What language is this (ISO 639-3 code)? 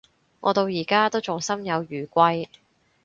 yue